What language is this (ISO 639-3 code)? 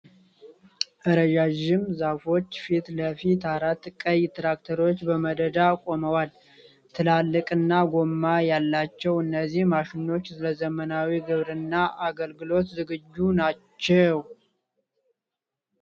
amh